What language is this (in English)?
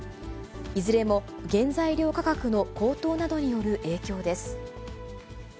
Japanese